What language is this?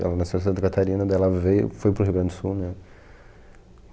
Portuguese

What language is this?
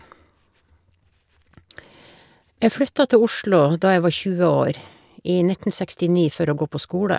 Norwegian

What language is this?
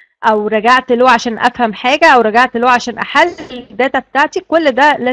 Arabic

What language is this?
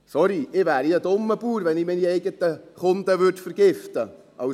Swiss German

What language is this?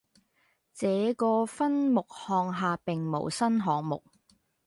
Cantonese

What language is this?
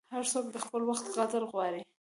Pashto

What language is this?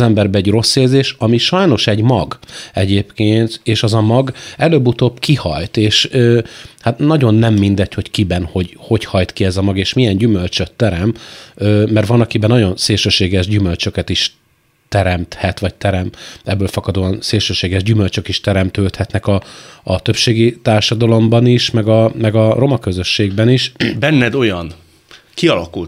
Hungarian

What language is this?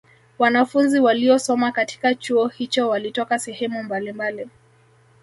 Swahili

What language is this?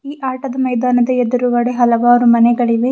Kannada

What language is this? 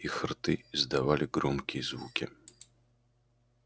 Russian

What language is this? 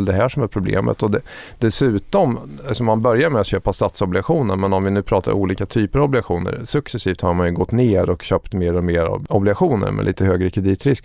Swedish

